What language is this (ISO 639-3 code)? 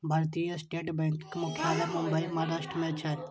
mai